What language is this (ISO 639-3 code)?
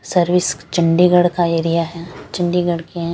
hin